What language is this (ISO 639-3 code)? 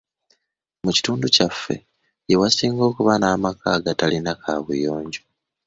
lug